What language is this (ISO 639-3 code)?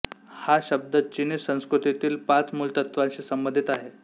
mar